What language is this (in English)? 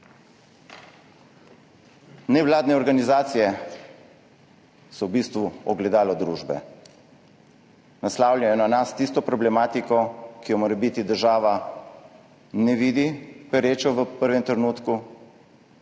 Slovenian